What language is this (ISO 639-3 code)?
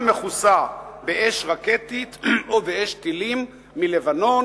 heb